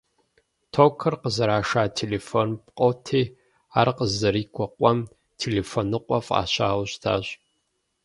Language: Kabardian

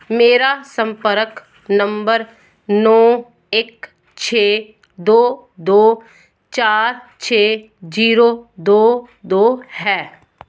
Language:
Punjabi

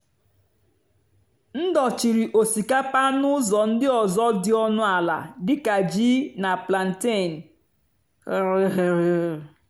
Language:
Igbo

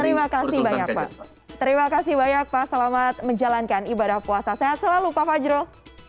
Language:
Indonesian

